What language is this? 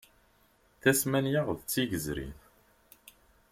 Kabyle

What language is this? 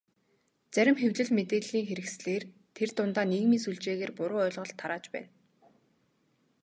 Mongolian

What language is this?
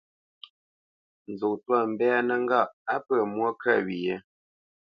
Bamenyam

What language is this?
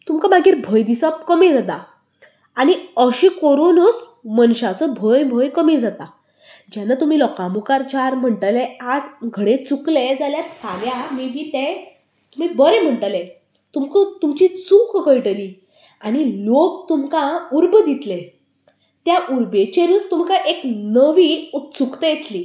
Konkani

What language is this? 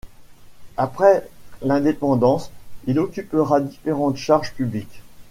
French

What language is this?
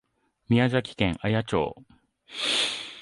Japanese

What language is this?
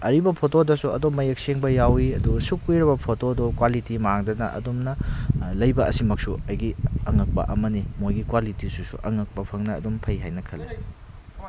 Manipuri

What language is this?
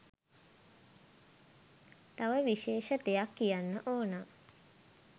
Sinhala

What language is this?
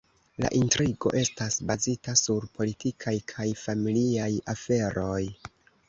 Esperanto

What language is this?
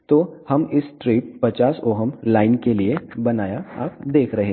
Hindi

